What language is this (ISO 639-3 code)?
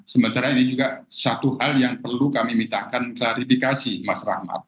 ind